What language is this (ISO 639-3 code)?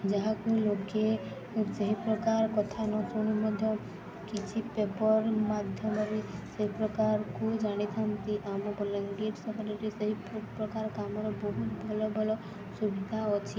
ori